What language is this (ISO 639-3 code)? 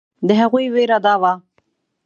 pus